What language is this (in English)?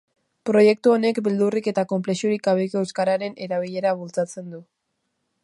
Basque